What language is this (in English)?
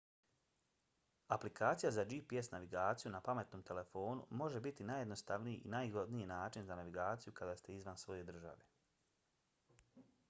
Bosnian